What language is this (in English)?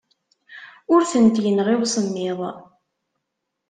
Kabyle